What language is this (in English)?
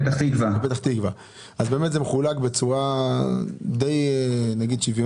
Hebrew